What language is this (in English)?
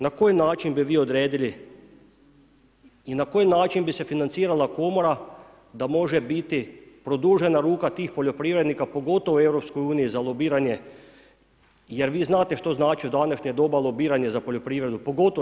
Croatian